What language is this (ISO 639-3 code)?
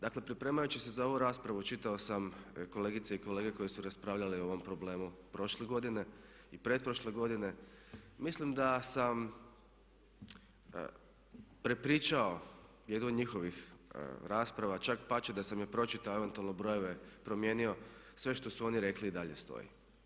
hrv